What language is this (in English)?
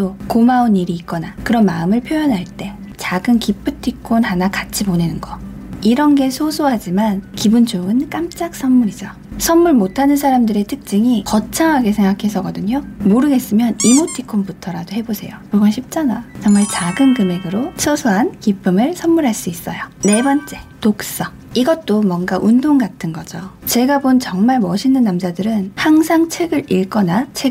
Korean